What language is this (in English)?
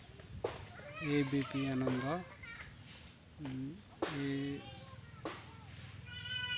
Santali